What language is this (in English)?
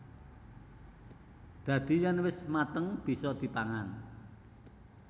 Javanese